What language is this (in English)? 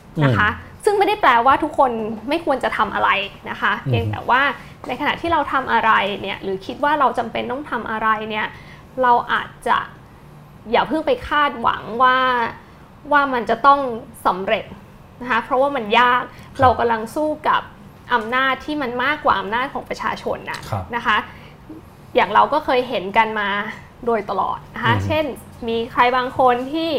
Thai